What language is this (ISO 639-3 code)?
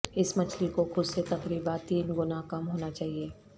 urd